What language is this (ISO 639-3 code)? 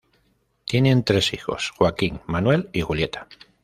spa